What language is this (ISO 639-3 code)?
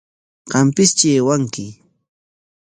qwa